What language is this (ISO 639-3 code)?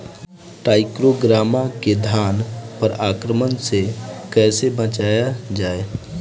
bho